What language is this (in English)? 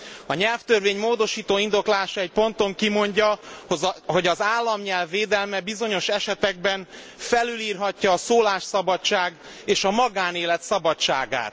Hungarian